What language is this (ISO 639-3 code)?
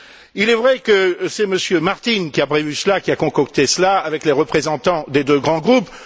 fra